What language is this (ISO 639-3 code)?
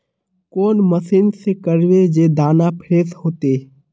mag